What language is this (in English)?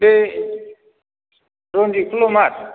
Bodo